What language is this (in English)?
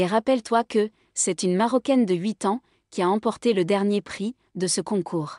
French